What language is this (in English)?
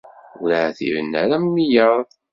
Kabyle